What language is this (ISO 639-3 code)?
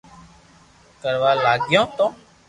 lrk